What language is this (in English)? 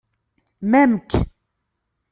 Kabyle